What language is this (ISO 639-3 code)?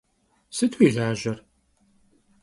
kbd